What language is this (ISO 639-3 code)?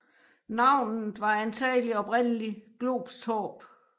dan